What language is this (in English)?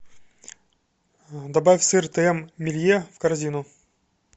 Russian